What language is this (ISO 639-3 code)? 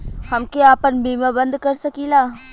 bho